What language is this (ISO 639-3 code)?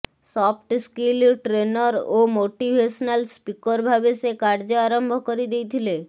ori